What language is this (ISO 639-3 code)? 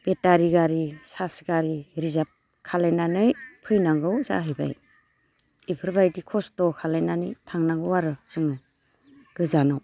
brx